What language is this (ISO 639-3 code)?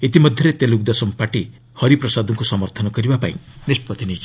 ori